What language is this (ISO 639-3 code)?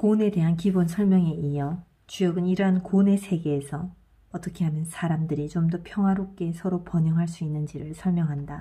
kor